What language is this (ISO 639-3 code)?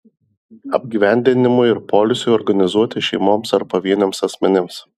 lit